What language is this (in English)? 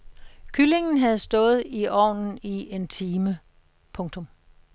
Danish